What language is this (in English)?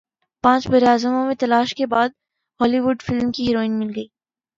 Urdu